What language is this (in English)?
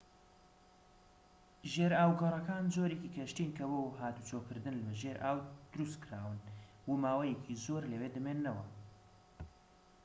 Central Kurdish